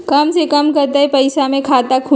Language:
Magahi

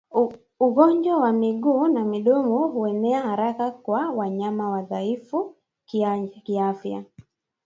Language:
Swahili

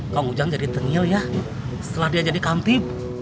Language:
Indonesian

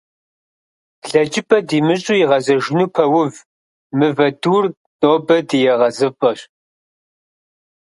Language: Kabardian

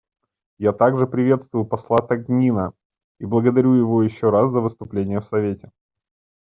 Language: Russian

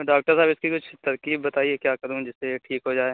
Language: Urdu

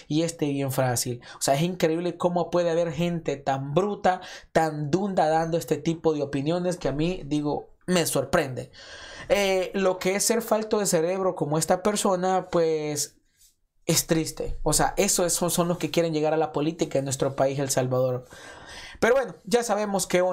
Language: Spanish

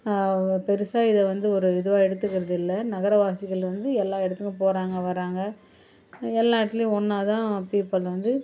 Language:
Tamil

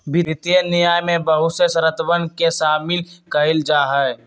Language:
Magahi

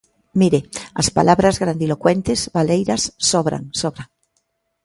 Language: Galician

